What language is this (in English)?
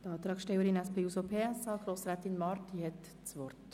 Swiss German